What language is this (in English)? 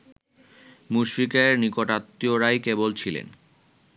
Bangla